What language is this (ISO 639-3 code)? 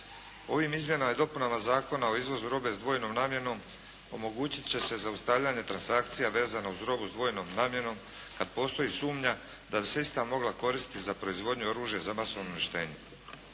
hrv